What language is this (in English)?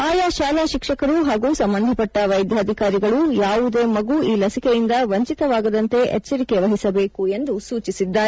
Kannada